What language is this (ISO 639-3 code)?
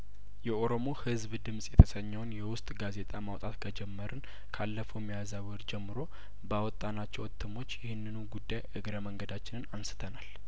amh